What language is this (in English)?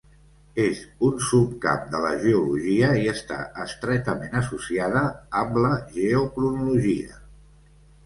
Catalan